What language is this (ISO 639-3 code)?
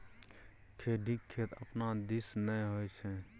mai